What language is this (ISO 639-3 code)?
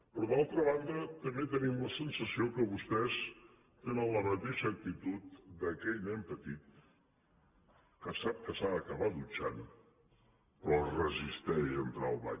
cat